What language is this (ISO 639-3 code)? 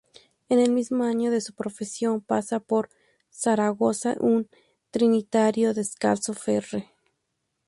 spa